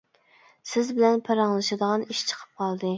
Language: Uyghur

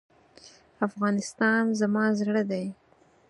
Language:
Pashto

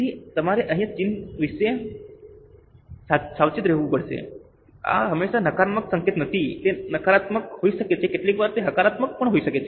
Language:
Gujarati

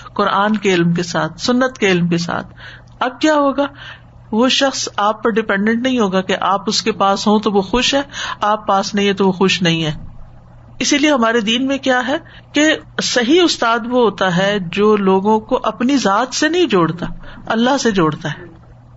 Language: Urdu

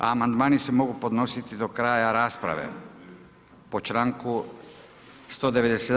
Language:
Croatian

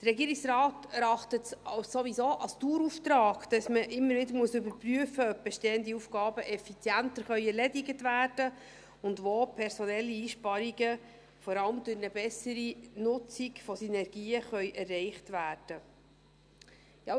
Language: Swiss German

